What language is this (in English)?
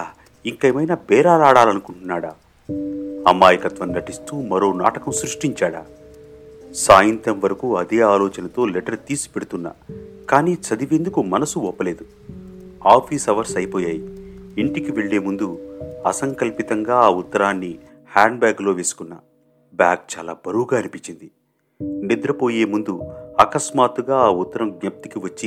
Telugu